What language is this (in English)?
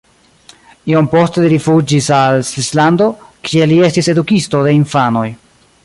Esperanto